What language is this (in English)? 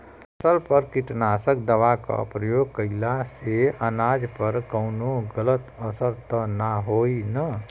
Bhojpuri